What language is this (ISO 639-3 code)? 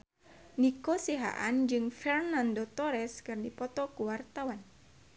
sun